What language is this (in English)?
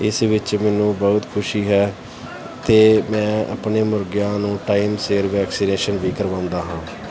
Punjabi